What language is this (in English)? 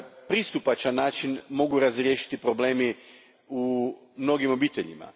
Croatian